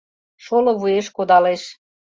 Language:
Mari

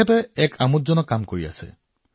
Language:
Assamese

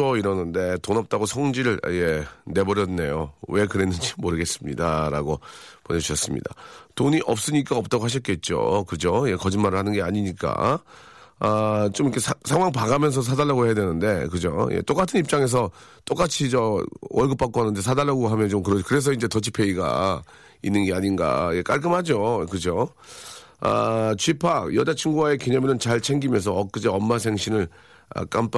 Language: Korean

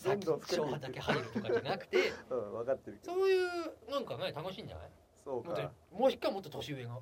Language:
Japanese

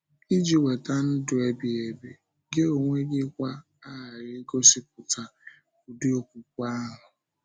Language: Igbo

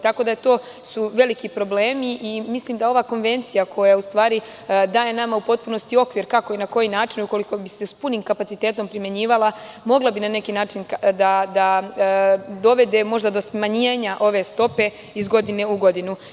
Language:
Serbian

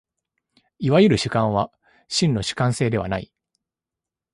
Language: Japanese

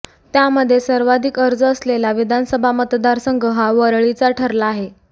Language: Marathi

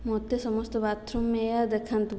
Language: Odia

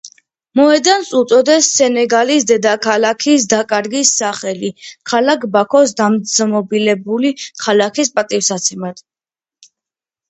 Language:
Georgian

